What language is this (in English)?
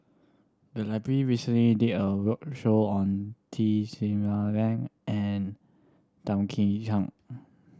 English